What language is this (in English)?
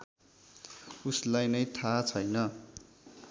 Nepali